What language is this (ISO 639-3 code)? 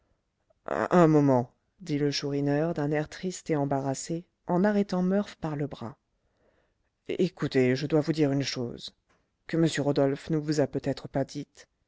fra